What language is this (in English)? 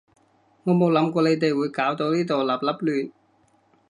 Cantonese